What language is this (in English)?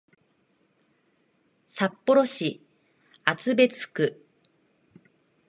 Japanese